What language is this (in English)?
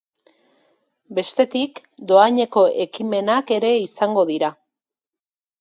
Basque